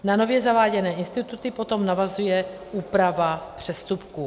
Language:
Czech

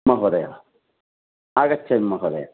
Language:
Sanskrit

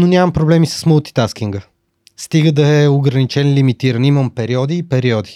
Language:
Bulgarian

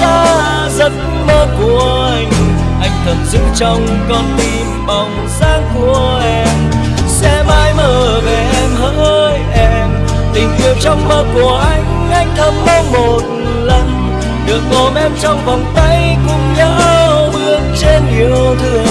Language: Vietnamese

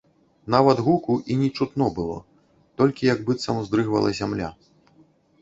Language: Belarusian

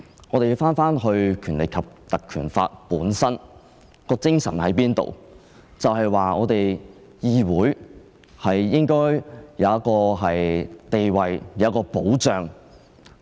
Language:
Cantonese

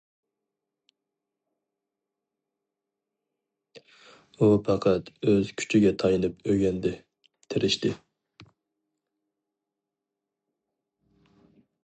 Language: Uyghur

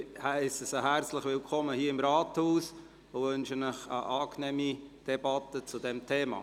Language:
Swiss German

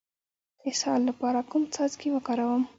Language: Pashto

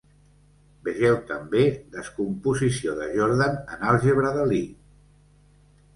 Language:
Catalan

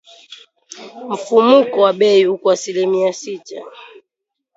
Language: Swahili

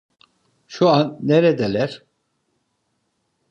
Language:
Turkish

